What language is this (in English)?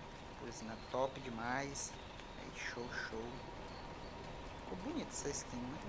Portuguese